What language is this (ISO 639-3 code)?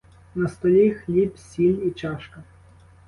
ukr